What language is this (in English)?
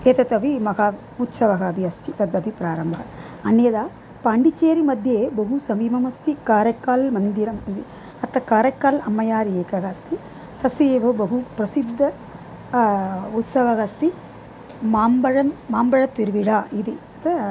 Sanskrit